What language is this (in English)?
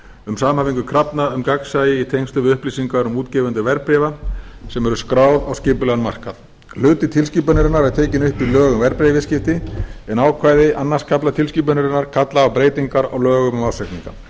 Icelandic